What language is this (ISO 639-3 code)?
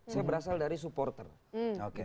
ind